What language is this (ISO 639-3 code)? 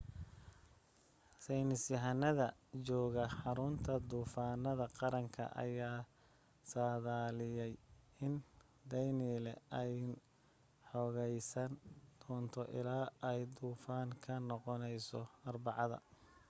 som